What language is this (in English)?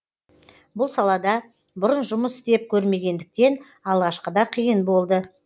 Kazakh